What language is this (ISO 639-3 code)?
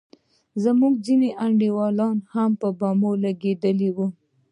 pus